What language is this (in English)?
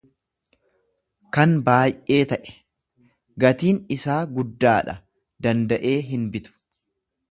Oromo